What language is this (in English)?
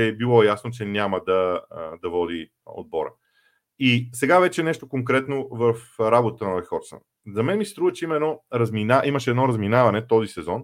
Bulgarian